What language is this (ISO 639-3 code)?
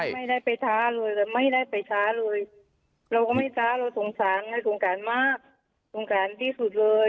tha